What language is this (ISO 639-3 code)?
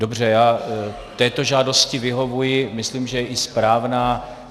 ces